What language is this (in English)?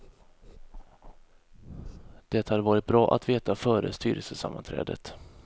Swedish